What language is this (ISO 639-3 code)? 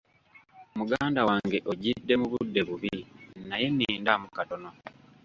lug